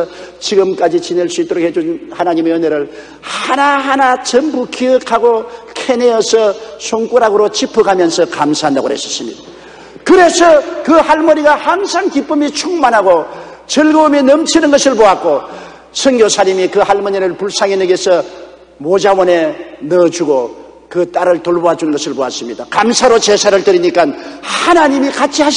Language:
Korean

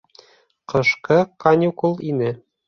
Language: Bashkir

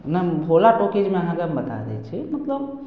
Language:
Maithili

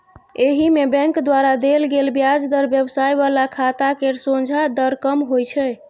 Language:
Maithili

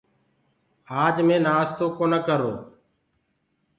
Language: Gurgula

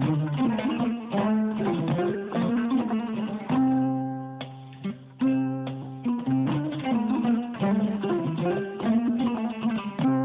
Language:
Fula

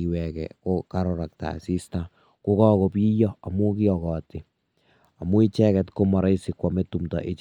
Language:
Kalenjin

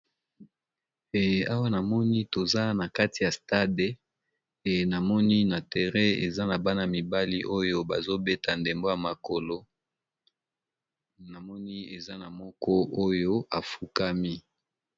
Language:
Lingala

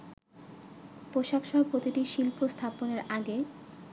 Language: Bangla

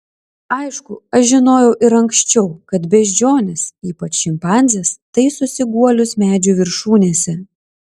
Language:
Lithuanian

